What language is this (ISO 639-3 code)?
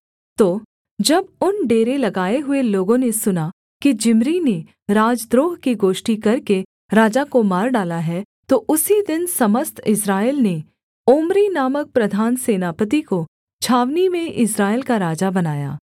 hin